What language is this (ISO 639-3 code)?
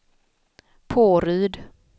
swe